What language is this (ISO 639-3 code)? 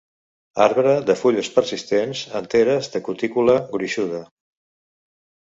cat